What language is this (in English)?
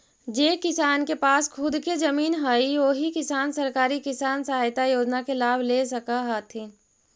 Magahi